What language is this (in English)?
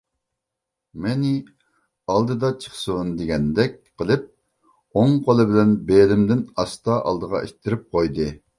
Uyghur